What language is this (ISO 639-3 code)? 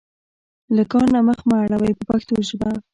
pus